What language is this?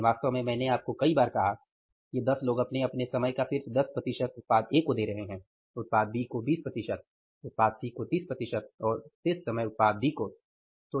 Hindi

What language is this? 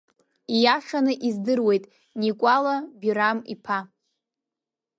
Abkhazian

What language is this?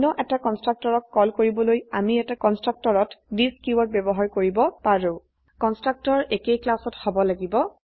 Assamese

